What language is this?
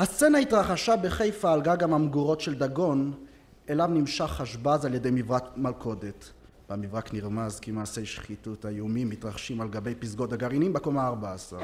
Hebrew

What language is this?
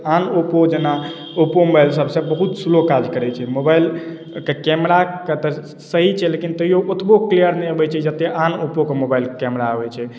Maithili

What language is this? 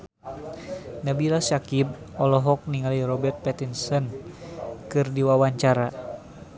Sundanese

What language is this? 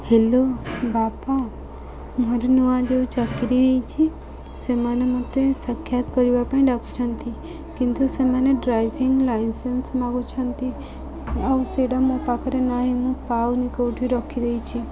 Odia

